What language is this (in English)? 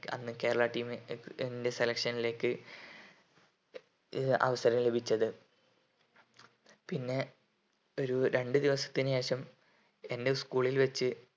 Malayalam